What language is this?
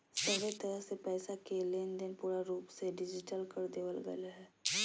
Magahi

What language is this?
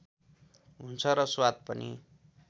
Nepali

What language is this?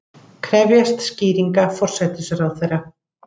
Icelandic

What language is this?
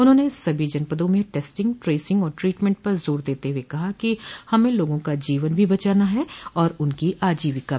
Hindi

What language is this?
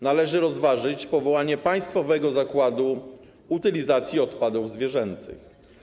Polish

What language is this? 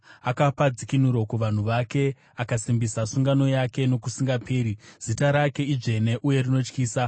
Shona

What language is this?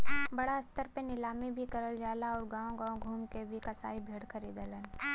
Bhojpuri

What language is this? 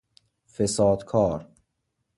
Persian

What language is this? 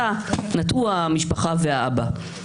Hebrew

